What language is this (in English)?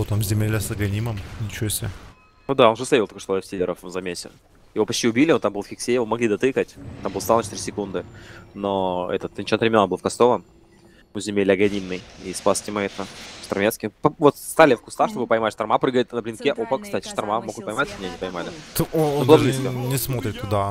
Russian